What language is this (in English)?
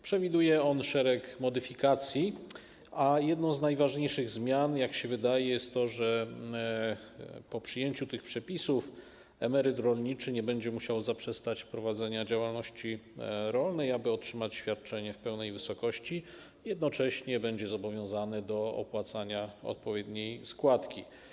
Polish